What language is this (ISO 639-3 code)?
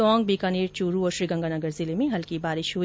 hin